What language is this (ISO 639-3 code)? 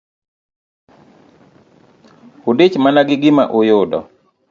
luo